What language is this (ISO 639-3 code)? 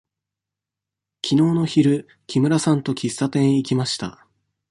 jpn